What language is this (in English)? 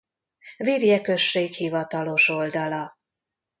Hungarian